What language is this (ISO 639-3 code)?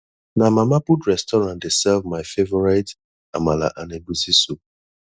pcm